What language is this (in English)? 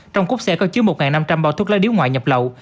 Vietnamese